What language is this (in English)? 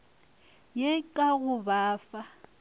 Northern Sotho